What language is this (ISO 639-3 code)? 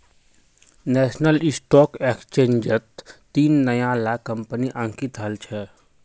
mag